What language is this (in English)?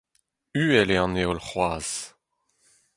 Breton